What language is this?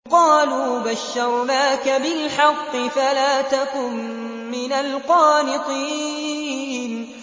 Arabic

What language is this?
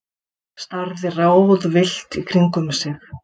Icelandic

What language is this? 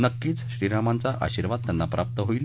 Marathi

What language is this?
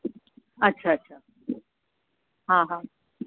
Sindhi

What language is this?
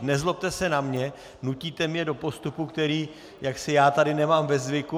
Czech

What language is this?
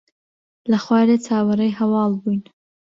Central Kurdish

